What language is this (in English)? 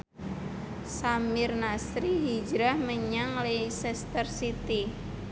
Javanese